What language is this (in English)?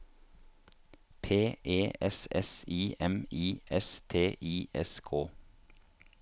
Norwegian